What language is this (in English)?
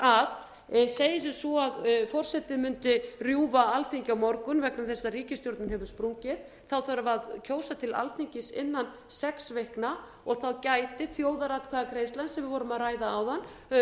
Icelandic